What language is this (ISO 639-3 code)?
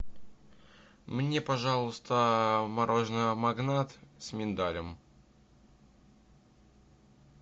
rus